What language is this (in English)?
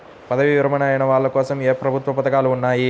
Telugu